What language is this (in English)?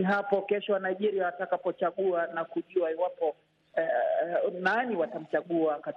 Swahili